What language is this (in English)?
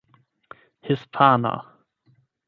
Esperanto